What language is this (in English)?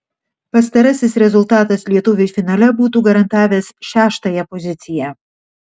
Lithuanian